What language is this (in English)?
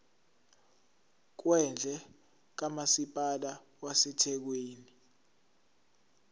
Zulu